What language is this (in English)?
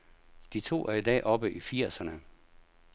Danish